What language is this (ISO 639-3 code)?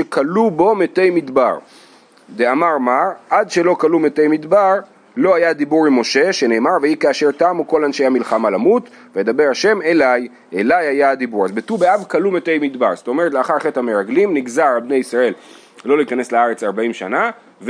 heb